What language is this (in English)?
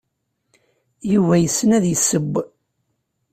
Kabyle